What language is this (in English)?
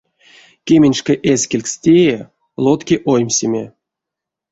Erzya